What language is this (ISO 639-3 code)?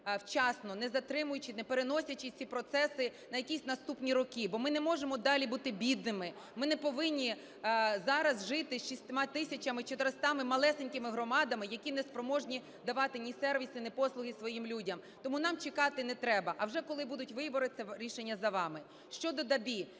ukr